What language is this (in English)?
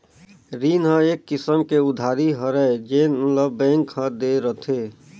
Chhattisgarhi